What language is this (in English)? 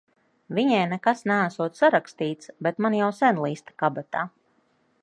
Latvian